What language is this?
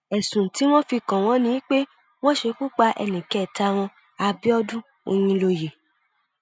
Yoruba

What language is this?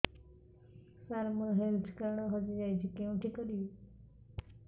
Odia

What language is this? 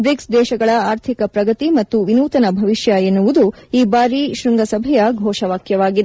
Kannada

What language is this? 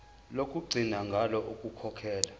Zulu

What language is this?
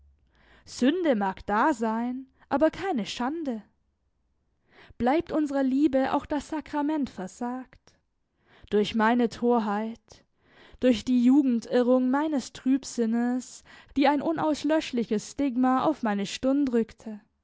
German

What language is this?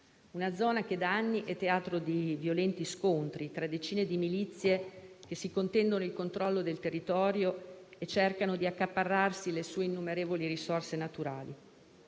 Italian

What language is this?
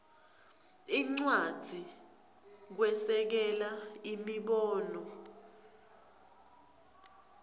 Swati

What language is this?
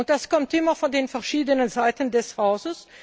German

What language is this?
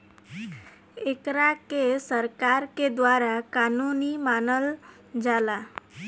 Bhojpuri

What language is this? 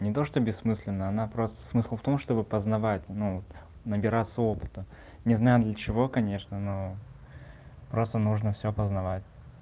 Russian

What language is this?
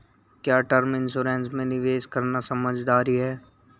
Hindi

